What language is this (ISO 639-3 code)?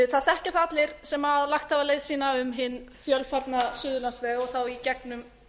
isl